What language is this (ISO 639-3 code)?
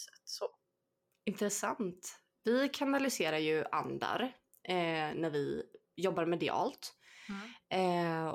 swe